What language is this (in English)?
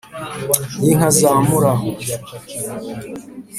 Kinyarwanda